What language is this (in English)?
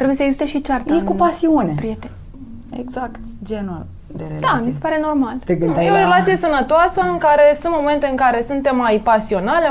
Romanian